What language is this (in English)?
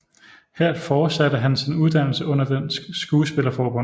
Danish